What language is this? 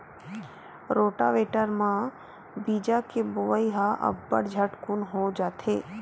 Chhattisgarhi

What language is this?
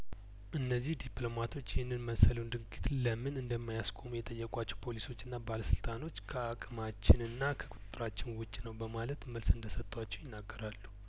Amharic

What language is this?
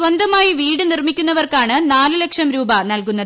Malayalam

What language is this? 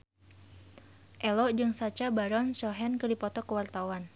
Sundanese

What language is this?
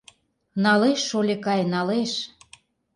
Mari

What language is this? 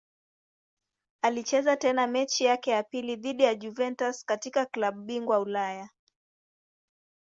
Swahili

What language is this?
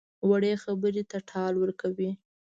Pashto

